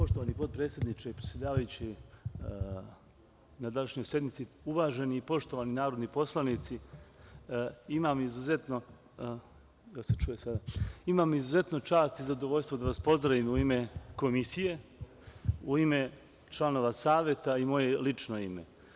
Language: Serbian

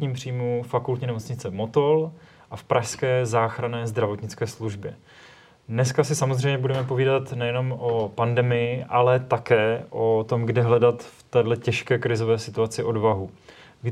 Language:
Czech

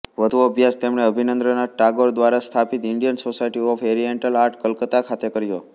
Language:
Gujarati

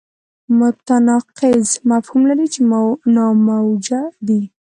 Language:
Pashto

